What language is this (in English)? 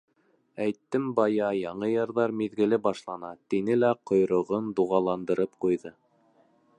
Bashkir